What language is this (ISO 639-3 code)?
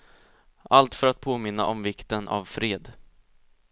swe